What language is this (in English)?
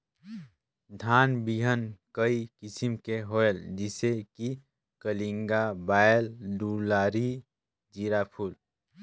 Chhattisgarhi